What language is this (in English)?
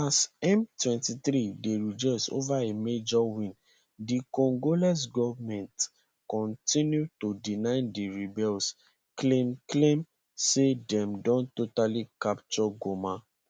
Nigerian Pidgin